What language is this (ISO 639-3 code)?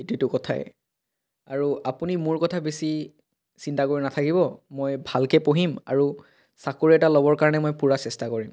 asm